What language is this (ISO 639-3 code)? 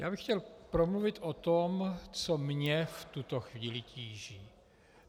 ces